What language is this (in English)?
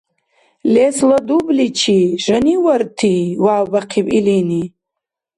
Dargwa